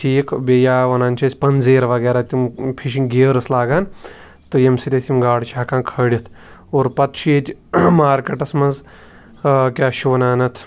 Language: Kashmiri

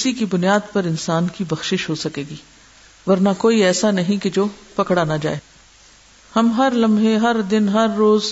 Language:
Urdu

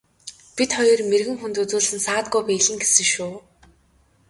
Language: Mongolian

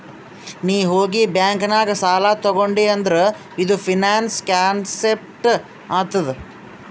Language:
Kannada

